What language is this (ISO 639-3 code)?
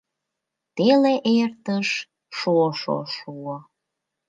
chm